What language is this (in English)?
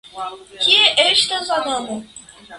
Esperanto